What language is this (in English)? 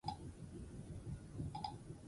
Basque